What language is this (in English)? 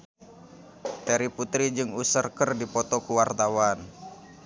Sundanese